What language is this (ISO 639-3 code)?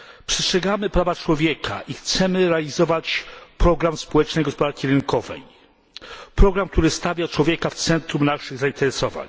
pol